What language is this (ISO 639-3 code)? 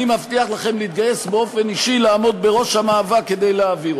heb